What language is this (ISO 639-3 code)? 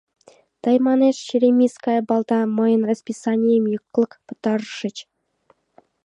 chm